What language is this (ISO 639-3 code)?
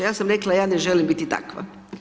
hrv